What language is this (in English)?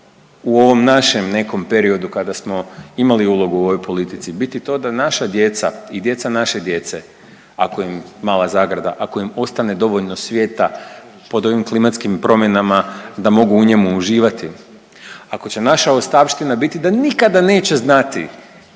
Croatian